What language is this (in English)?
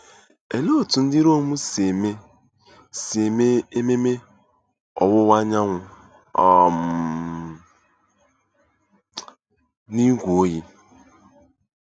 Igbo